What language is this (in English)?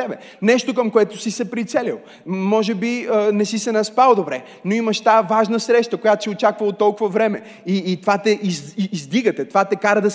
Bulgarian